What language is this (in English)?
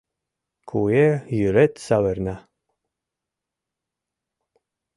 Mari